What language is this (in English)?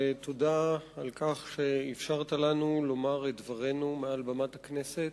Hebrew